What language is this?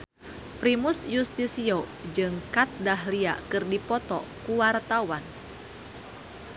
Sundanese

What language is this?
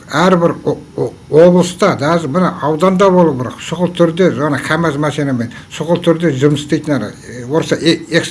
Turkish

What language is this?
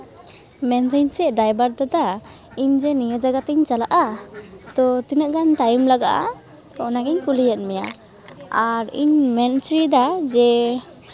Santali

